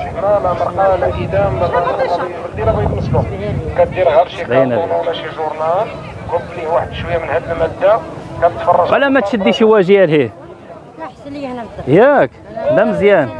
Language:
Arabic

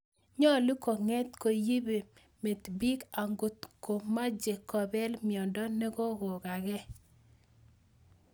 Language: Kalenjin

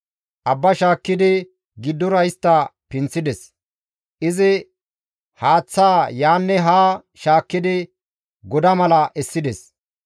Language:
Gamo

